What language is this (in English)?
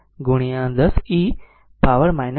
Gujarati